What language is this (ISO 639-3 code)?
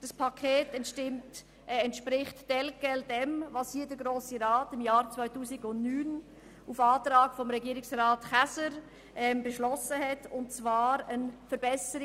gsw